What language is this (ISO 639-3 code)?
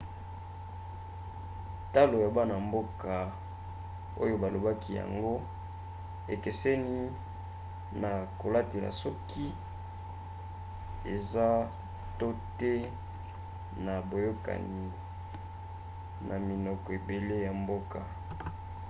lin